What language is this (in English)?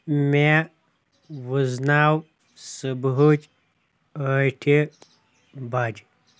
Kashmiri